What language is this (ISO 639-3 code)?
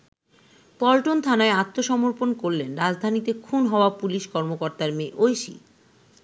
ben